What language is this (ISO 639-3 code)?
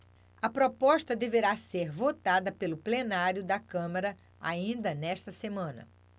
por